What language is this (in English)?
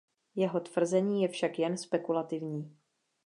Czech